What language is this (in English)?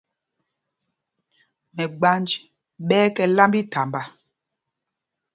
Mpumpong